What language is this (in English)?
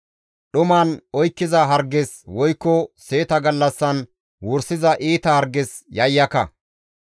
Gamo